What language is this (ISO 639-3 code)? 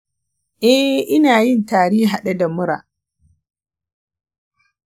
hau